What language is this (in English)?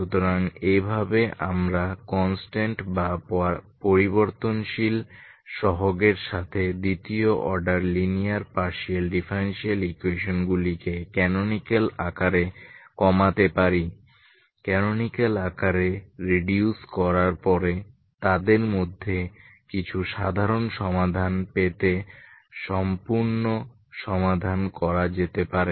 Bangla